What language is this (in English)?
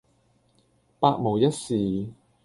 Cantonese